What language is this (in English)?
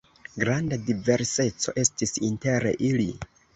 Esperanto